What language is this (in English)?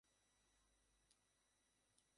Bangla